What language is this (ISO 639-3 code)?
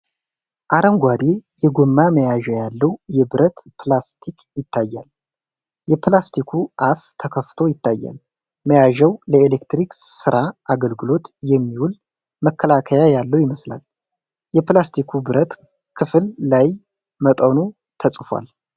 amh